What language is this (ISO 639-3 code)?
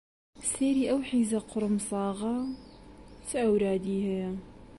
ckb